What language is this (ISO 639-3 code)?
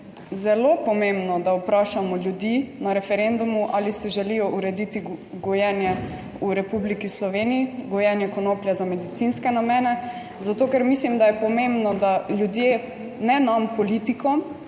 slv